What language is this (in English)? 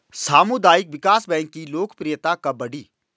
Hindi